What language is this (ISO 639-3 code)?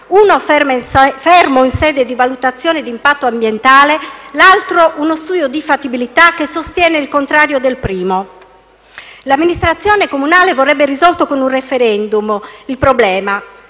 ita